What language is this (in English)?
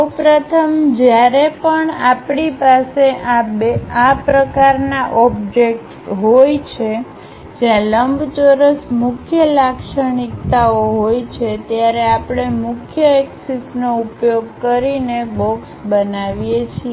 Gujarati